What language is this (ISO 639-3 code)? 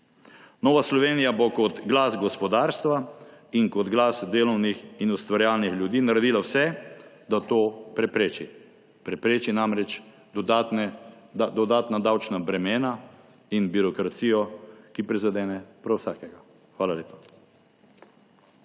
slv